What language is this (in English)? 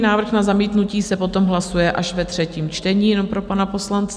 Czech